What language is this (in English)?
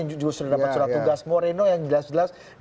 Indonesian